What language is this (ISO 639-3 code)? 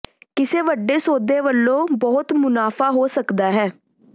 pan